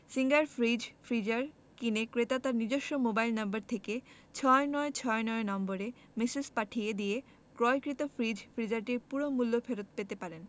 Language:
Bangla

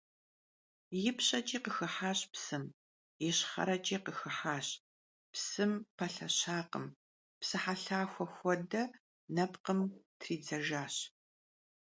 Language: Kabardian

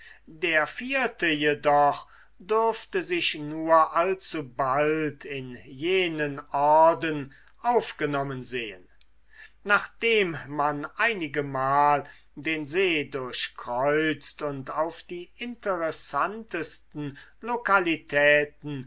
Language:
German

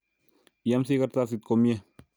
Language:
Kalenjin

